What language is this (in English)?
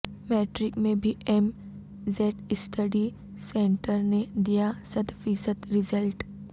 Urdu